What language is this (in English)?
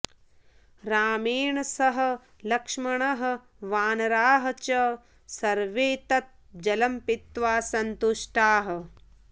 Sanskrit